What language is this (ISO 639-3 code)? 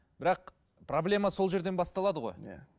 kaz